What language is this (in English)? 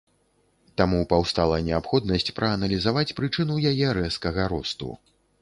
Belarusian